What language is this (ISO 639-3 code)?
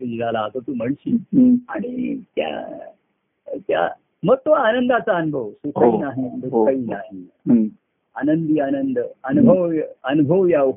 mar